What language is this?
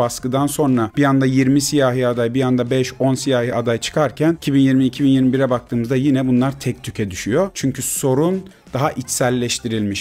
Turkish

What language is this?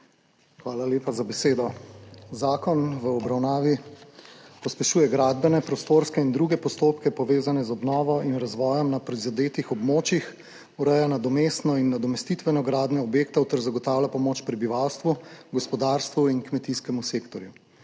Slovenian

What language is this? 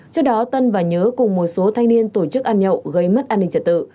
Vietnamese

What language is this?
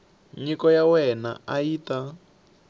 Tsonga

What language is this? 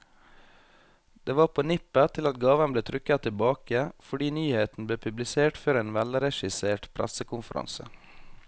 Norwegian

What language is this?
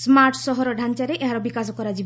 Odia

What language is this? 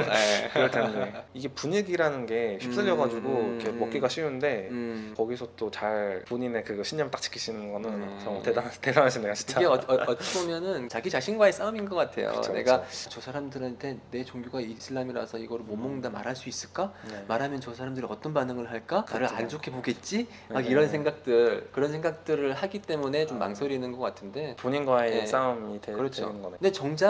Korean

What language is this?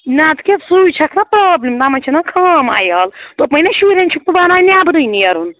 Kashmiri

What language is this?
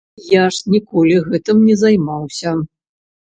Belarusian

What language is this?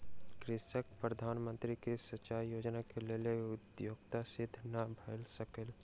Maithili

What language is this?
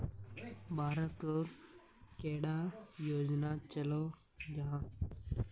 Magahi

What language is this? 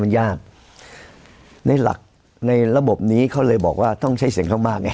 Thai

